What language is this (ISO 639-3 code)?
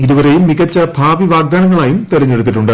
mal